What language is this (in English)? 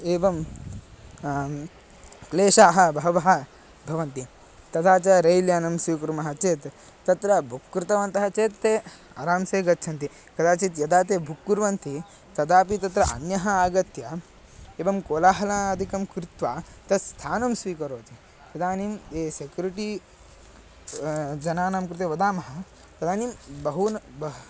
Sanskrit